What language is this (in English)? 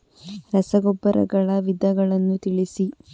Kannada